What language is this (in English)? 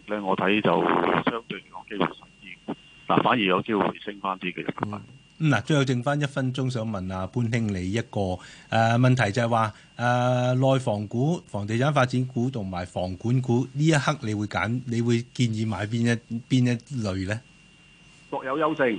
Chinese